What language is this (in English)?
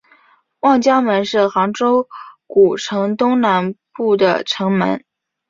Chinese